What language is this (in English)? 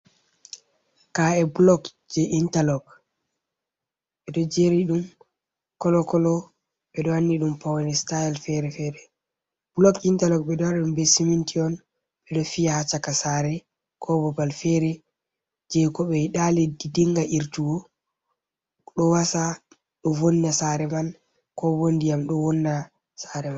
Fula